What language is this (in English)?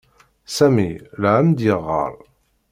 Kabyle